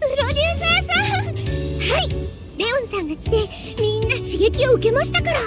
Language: Japanese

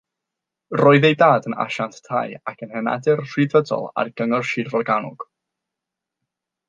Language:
Welsh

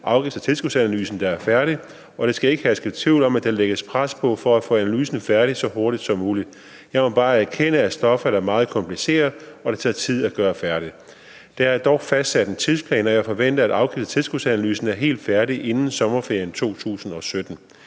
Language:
Danish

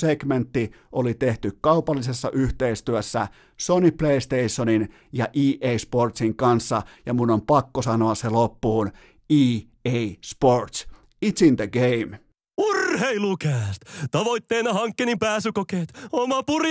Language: Finnish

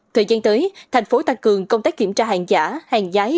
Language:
Vietnamese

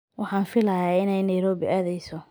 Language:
Somali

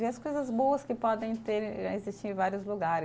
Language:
Portuguese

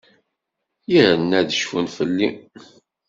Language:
Kabyle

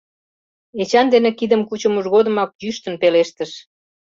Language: Mari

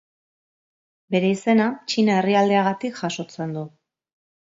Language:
Basque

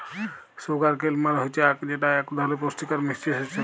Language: Bangla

